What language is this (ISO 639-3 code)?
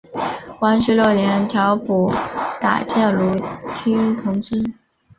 zho